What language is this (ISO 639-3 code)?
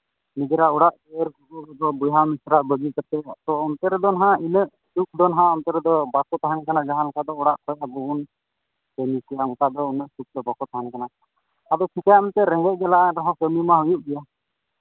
sat